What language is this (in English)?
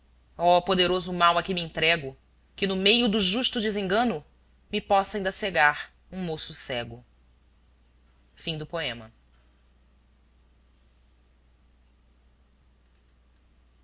Portuguese